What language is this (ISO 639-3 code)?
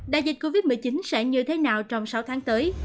vie